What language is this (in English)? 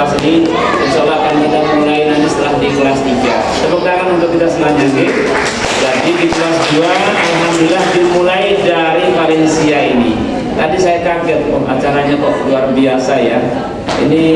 Indonesian